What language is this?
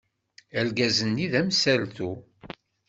Kabyle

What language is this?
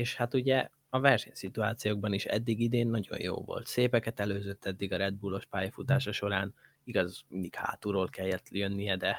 Hungarian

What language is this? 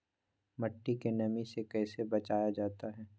Magahi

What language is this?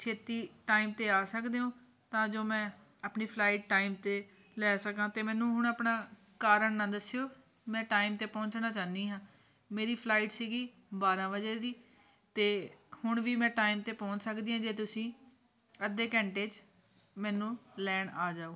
Punjabi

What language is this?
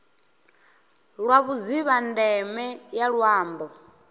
Venda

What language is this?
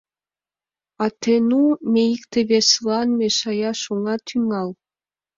Mari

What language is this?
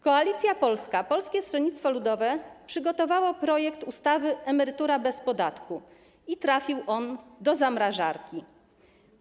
Polish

